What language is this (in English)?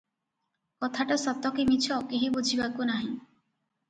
Odia